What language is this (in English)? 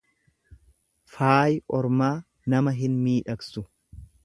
Oromo